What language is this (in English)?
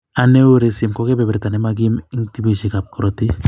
Kalenjin